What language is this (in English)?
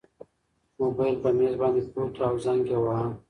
Pashto